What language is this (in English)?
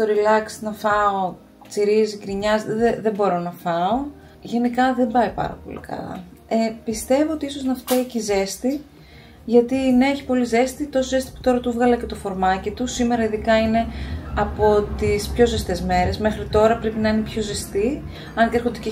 Greek